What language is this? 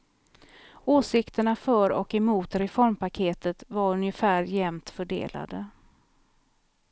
Swedish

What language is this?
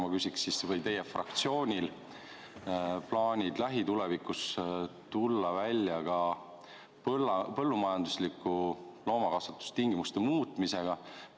Estonian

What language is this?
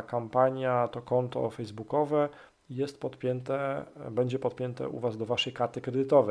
Polish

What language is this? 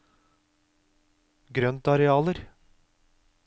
Norwegian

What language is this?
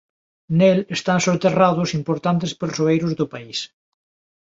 Galician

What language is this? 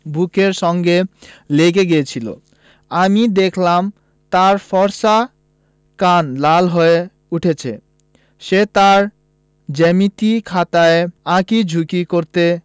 Bangla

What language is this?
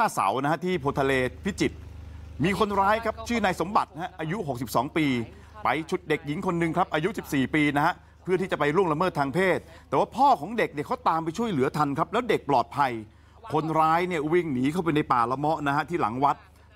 Thai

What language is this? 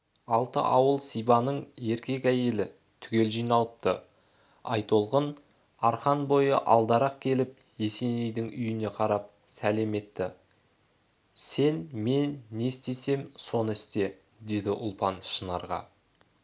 Kazakh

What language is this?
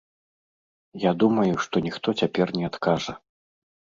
Belarusian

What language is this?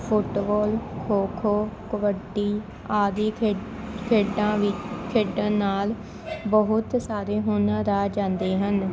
Punjabi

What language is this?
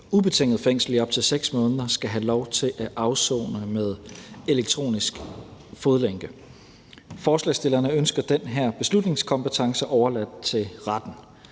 Danish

